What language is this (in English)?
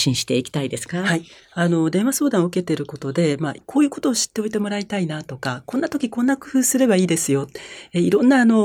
Japanese